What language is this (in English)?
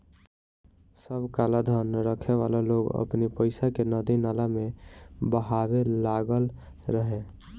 Bhojpuri